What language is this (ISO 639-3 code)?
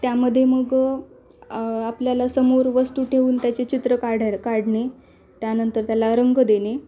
mar